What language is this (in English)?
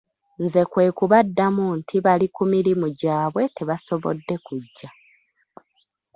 Ganda